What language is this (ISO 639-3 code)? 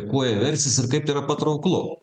lit